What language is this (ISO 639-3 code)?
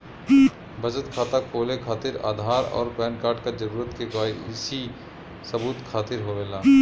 bho